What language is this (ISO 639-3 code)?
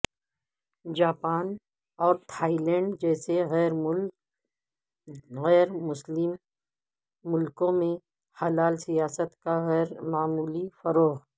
urd